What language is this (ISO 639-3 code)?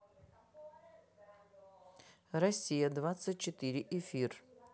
rus